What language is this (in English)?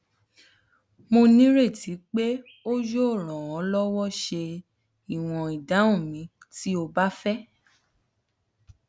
Yoruba